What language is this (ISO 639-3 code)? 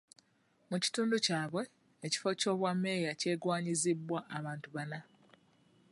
lug